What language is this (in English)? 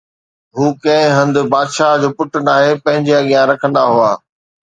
Sindhi